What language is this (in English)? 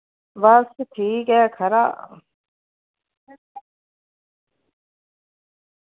Dogri